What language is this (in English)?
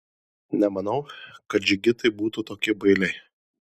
Lithuanian